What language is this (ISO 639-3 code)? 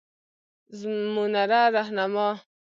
pus